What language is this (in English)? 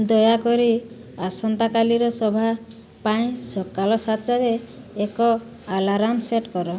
Odia